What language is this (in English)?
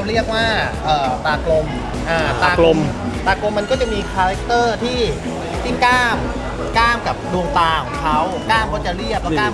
Thai